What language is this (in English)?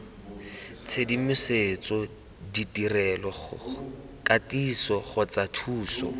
Tswana